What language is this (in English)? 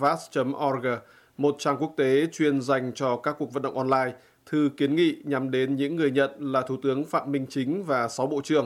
Vietnamese